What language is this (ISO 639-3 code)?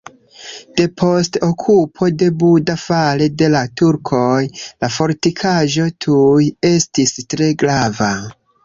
epo